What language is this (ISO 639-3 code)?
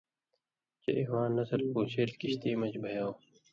mvy